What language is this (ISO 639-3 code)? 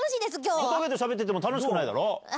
jpn